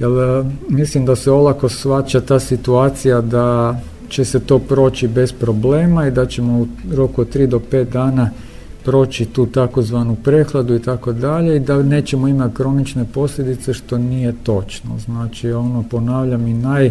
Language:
Croatian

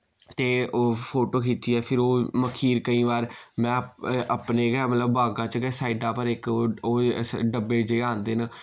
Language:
Dogri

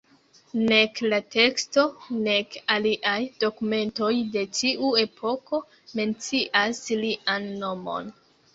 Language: Esperanto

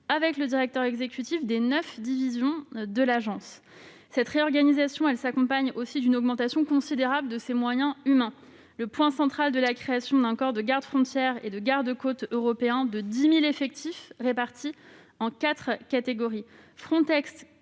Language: French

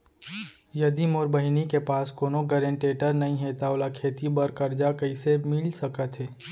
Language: Chhattisgarhi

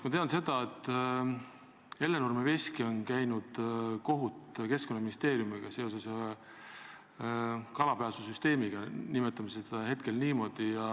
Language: Estonian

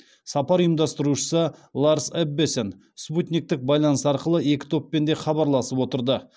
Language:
Kazakh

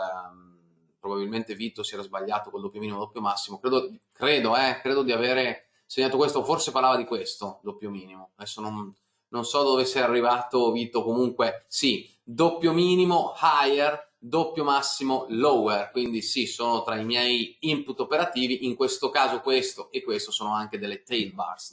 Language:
Italian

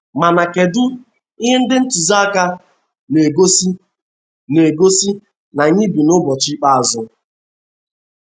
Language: Igbo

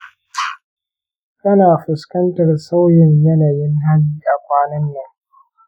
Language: Hausa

